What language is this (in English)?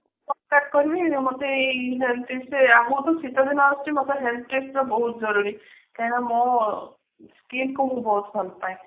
Odia